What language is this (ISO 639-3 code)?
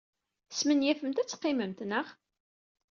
kab